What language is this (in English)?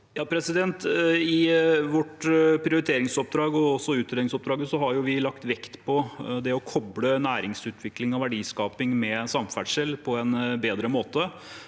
Norwegian